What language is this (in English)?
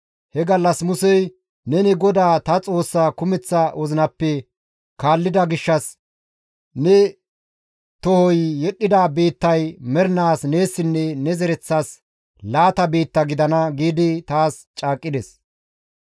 Gamo